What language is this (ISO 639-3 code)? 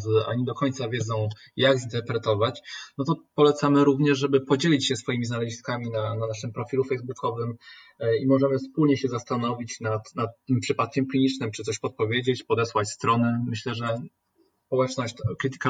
pol